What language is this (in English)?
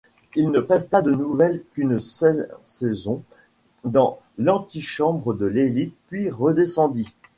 French